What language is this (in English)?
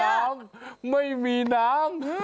Thai